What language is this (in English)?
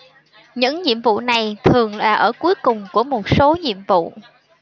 Vietnamese